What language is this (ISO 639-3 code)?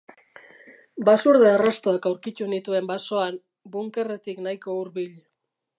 eus